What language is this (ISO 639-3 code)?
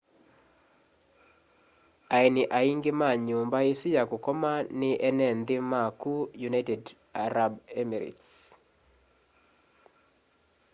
kam